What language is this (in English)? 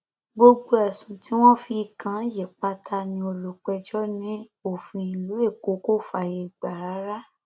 Yoruba